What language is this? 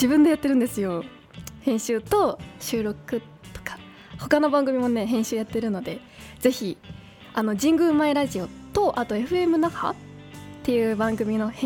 Japanese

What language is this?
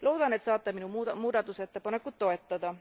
Estonian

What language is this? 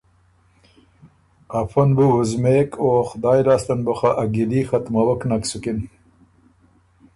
Ormuri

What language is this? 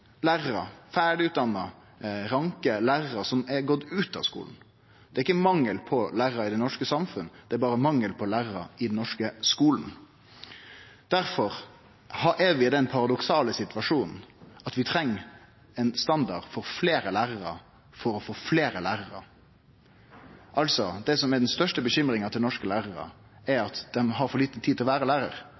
Norwegian Nynorsk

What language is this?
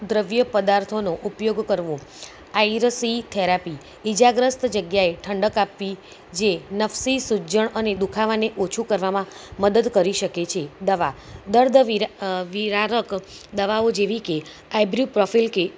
Gujarati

